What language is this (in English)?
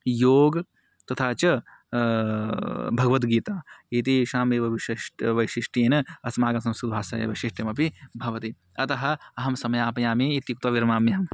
Sanskrit